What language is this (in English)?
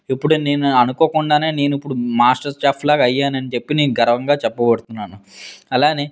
Telugu